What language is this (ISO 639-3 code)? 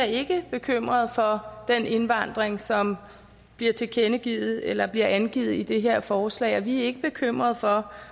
dan